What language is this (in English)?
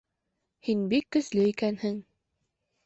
Bashkir